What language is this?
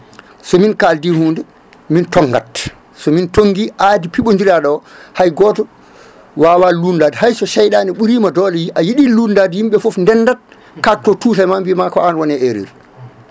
Fula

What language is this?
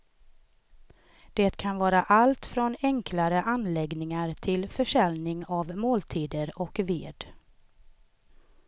Swedish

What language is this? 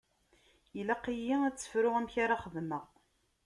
Kabyle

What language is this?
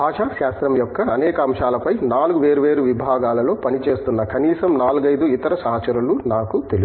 Telugu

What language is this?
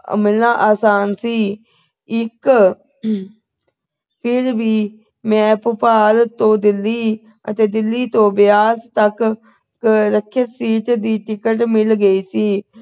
Punjabi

